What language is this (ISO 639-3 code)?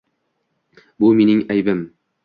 uzb